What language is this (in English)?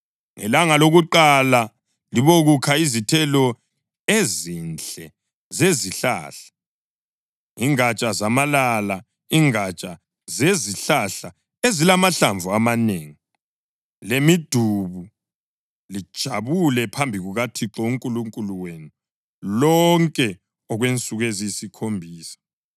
North Ndebele